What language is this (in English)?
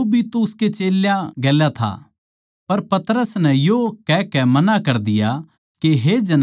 Haryanvi